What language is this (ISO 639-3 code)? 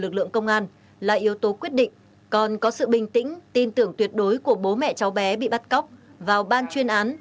vie